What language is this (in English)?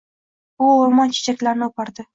Uzbek